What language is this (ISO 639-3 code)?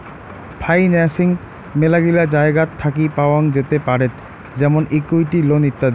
ben